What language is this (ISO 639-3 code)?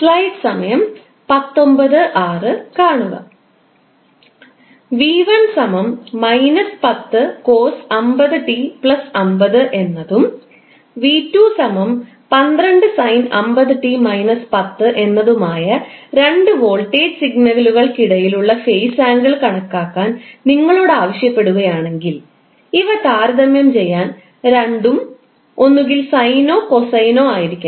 mal